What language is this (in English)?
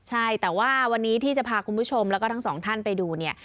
Thai